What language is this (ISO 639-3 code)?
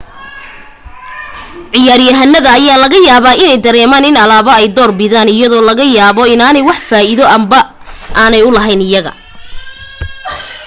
som